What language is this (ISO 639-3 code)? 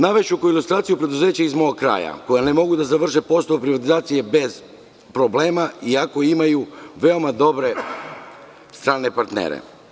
srp